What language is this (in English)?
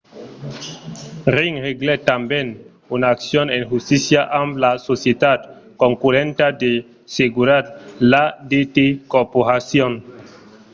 Occitan